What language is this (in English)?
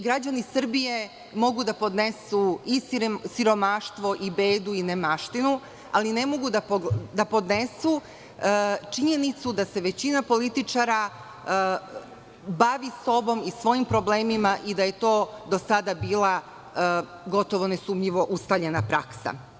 Serbian